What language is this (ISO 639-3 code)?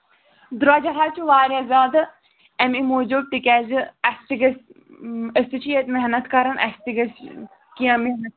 kas